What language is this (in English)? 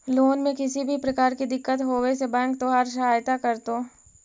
Magahi